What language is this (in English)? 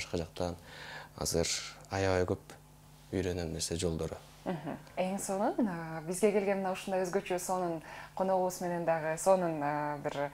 Turkish